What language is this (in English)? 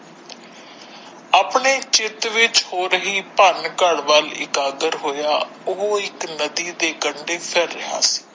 Punjabi